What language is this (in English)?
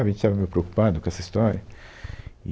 Portuguese